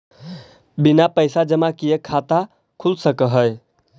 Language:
Magahi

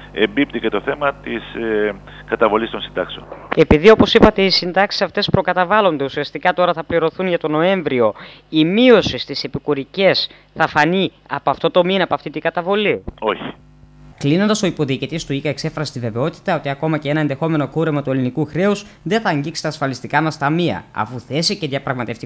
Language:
Greek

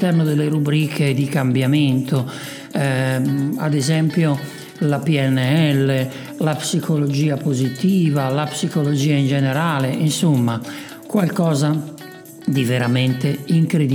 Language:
Italian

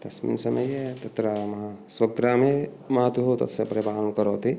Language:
Sanskrit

